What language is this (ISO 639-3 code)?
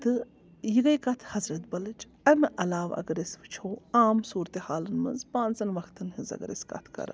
kas